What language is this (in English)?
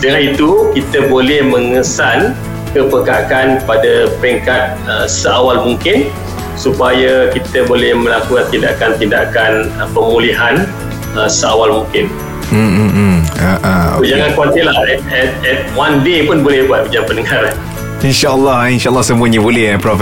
Malay